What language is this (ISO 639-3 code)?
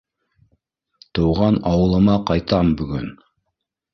bak